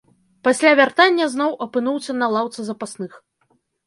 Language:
Belarusian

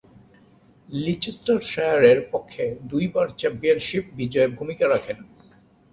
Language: Bangla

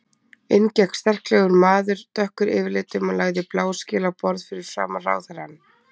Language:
Icelandic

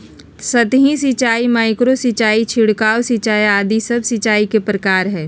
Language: Magahi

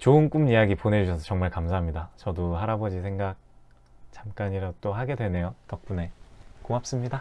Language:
Korean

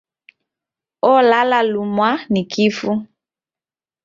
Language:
Taita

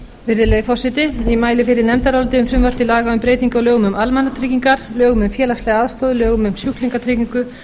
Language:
Icelandic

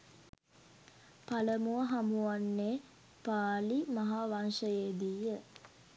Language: Sinhala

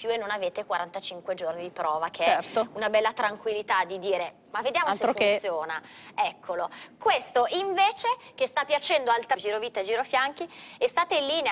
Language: Italian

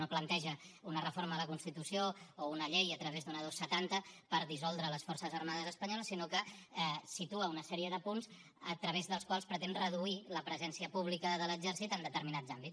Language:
Catalan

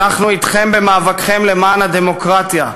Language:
Hebrew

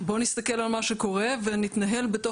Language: Hebrew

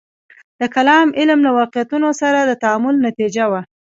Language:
Pashto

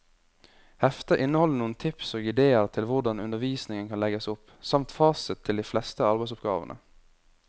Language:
Norwegian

